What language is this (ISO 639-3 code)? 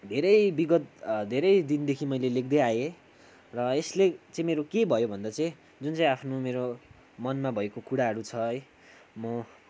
nep